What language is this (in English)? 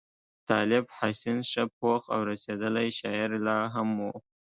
Pashto